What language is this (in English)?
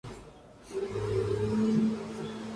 Spanish